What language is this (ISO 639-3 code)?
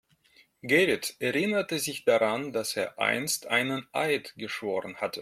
deu